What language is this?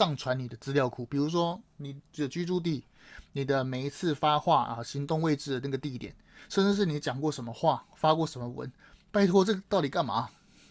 Chinese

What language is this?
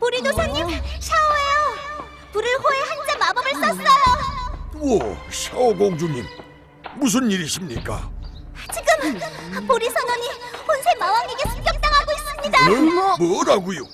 Korean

